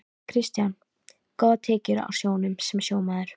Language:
Icelandic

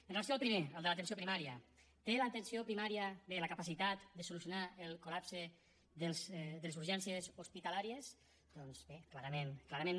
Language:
Catalan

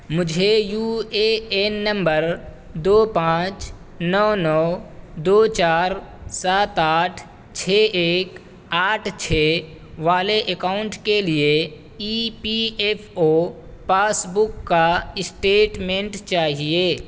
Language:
Urdu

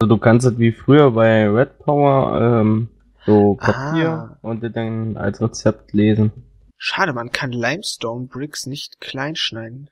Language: German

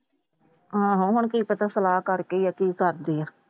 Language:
Punjabi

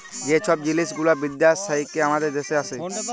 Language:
Bangla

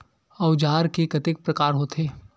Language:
Chhattisgarhi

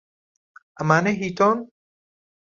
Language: Central Kurdish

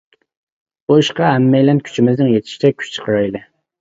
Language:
Uyghur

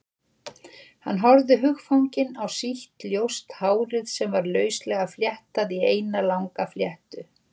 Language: Icelandic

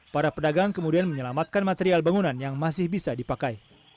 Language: Indonesian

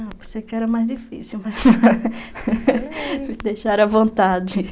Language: Portuguese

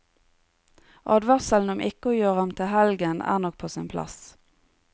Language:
Norwegian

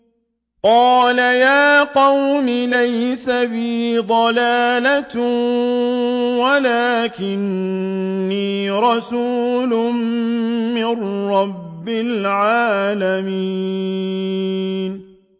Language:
Arabic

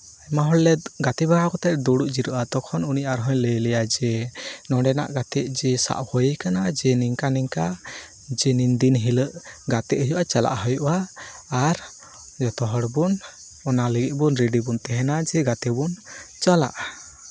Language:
Santali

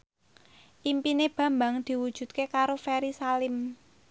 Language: Javanese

